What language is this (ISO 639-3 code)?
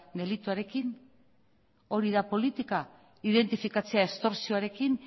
eus